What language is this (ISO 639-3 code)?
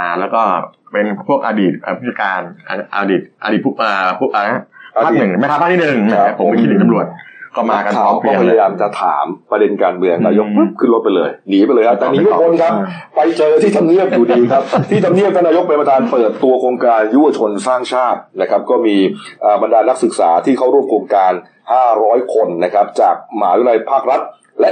tha